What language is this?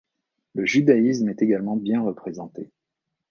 French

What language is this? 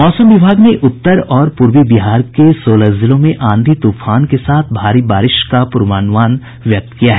Hindi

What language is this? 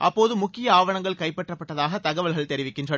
Tamil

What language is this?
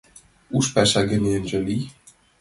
Mari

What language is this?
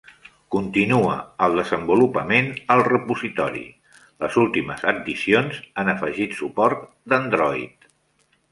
Catalan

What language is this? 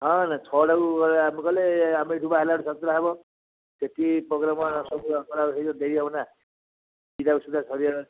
Odia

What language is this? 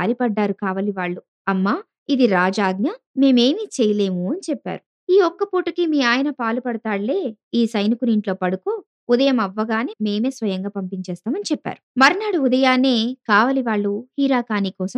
Telugu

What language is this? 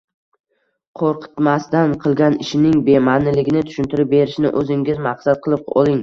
Uzbek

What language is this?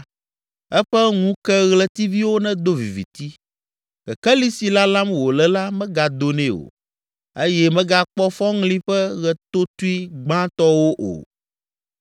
Ewe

